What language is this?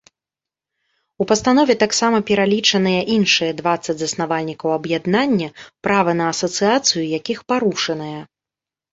Belarusian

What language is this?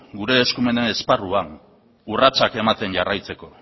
Basque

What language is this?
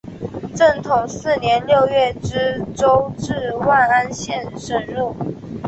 Chinese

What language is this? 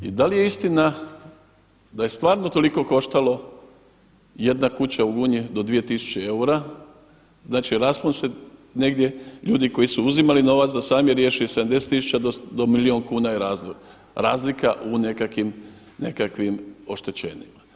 Croatian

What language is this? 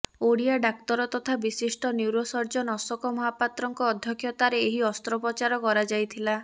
Odia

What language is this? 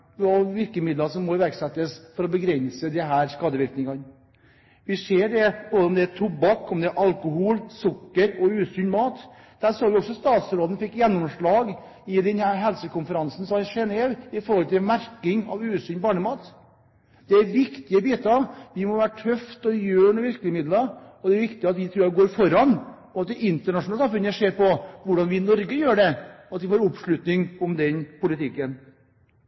Norwegian Bokmål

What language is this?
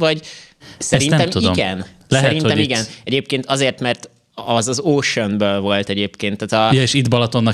Hungarian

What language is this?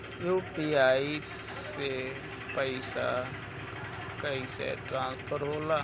Bhojpuri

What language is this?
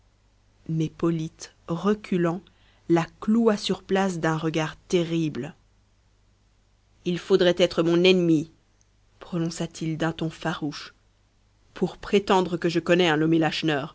French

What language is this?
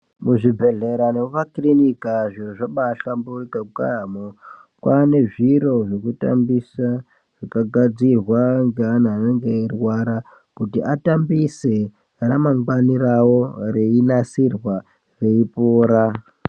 Ndau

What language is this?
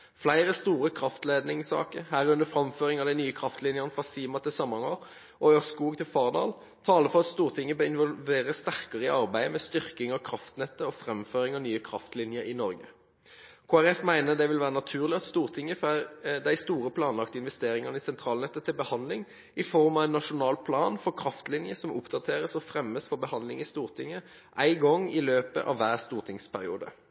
Norwegian Bokmål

